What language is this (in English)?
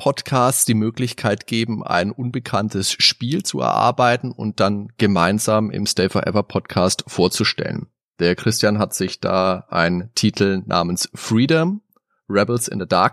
German